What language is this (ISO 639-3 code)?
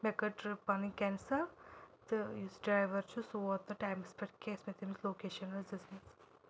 kas